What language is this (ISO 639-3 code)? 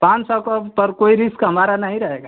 hin